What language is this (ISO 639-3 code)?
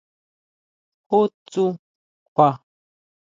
mau